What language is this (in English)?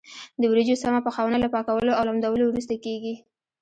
Pashto